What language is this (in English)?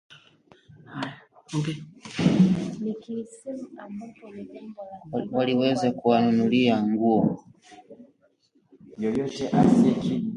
Swahili